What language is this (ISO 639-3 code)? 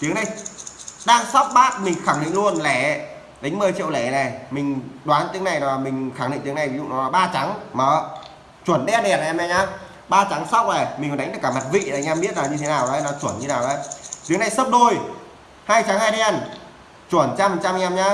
vie